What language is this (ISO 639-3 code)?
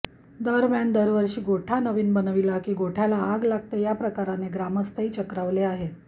mar